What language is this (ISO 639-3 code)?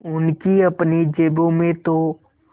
hin